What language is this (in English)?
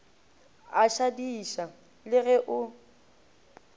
Northern Sotho